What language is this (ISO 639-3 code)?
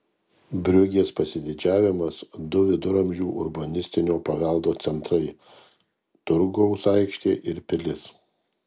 lit